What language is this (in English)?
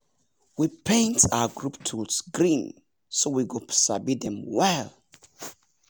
Nigerian Pidgin